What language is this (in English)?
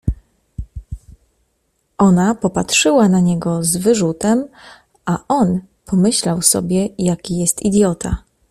Polish